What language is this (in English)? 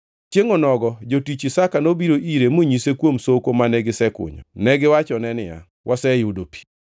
Luo (Kenya and Tanzania)